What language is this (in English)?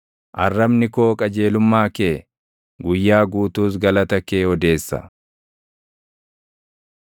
Oromo